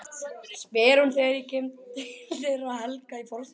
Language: Icelandic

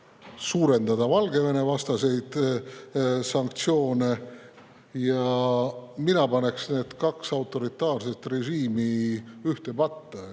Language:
Estonian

